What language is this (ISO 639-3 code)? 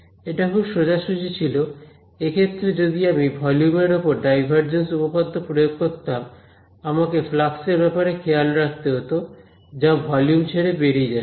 ben